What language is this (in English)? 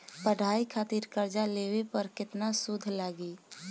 Bhojpuri